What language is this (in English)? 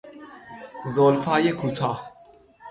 Persian